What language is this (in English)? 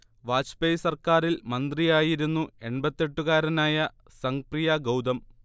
Malayalam